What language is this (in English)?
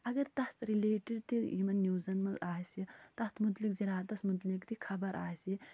Kashmiri